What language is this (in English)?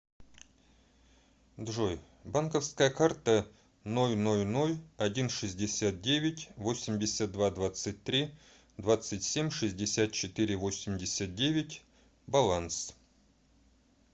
Russian